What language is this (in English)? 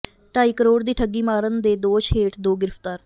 Punjabi